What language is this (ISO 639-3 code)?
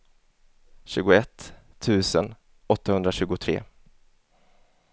swe